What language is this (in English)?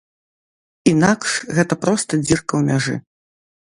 Belarusian